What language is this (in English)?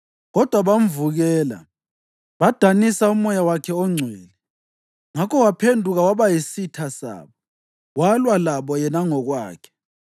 North Ndebele